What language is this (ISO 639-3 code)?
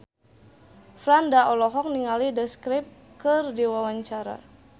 sun